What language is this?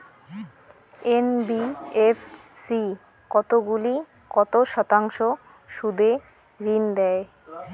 Bangla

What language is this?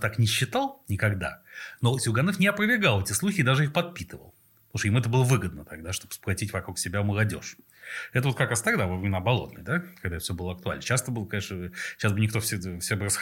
Russian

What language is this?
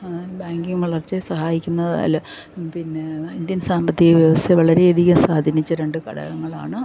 Malayalam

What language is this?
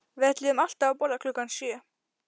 Icelandic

